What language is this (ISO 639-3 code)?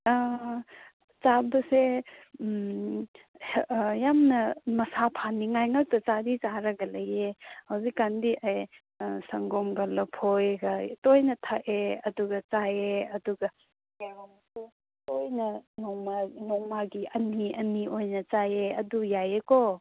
mni